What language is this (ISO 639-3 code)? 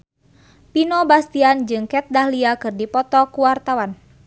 sun